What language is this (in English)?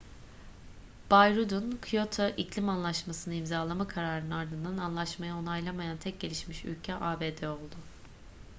Turkish